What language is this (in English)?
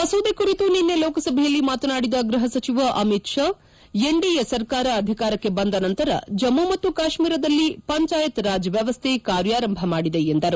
Kannada